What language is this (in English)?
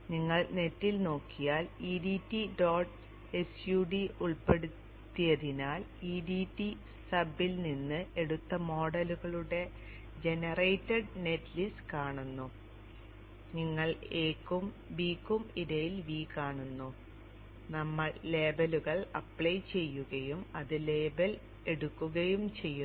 Malayalam